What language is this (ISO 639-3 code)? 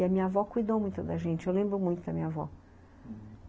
por